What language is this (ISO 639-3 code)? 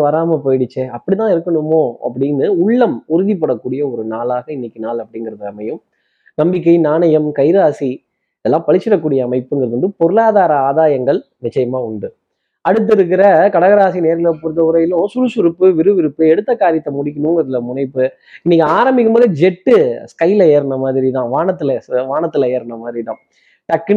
tam